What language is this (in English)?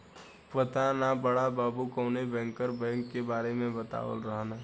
Bhojpuri